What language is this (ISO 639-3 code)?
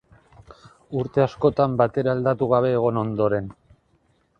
eus